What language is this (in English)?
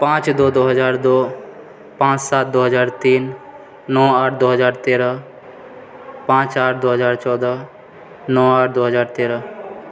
Maithili